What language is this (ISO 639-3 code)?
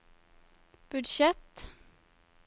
nor